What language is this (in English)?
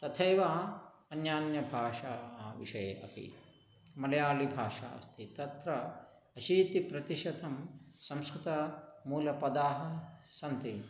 Sanskrit